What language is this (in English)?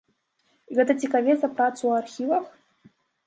Belarusian